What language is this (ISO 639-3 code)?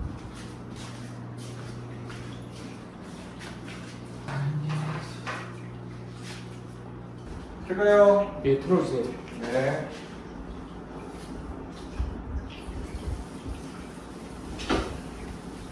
kor